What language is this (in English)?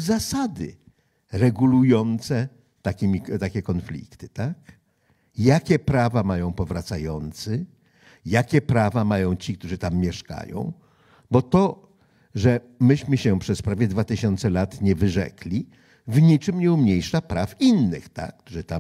Polish